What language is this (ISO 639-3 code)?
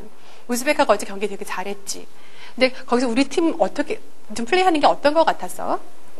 kor